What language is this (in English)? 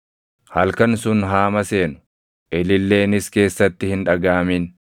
Oromo